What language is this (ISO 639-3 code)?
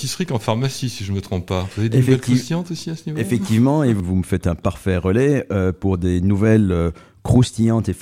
fra